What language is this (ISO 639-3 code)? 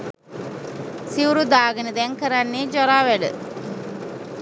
sin